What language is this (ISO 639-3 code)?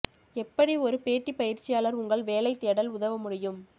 tam